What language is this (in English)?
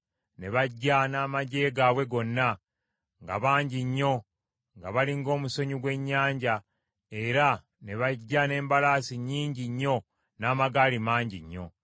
Ganda